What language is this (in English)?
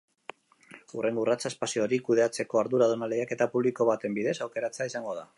Basque